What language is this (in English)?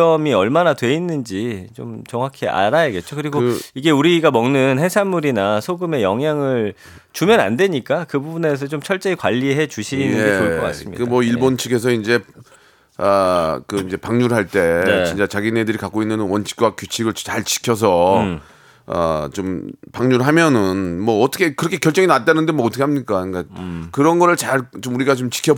Korean